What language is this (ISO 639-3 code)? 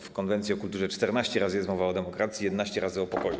pol